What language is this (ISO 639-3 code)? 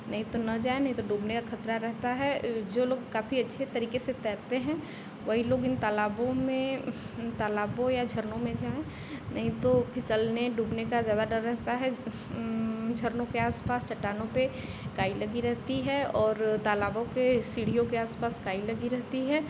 hin